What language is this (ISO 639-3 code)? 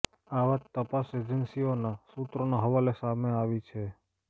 guj